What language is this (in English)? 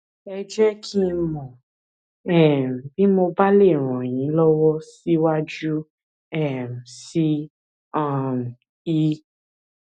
Yoruba